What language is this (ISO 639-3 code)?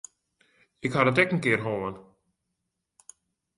fry